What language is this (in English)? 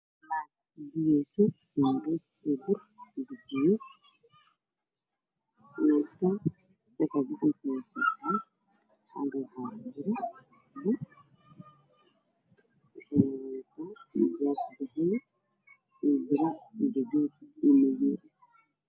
Somali